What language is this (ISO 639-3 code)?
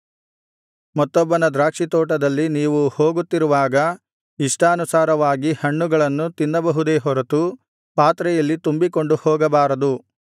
kan